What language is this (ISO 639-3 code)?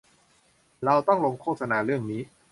tha